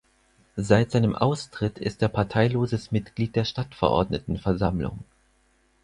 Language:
German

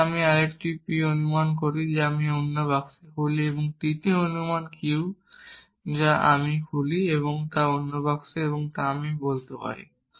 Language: Bangla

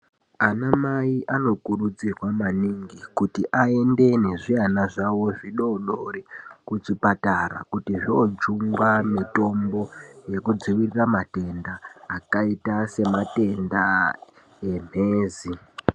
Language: Ndau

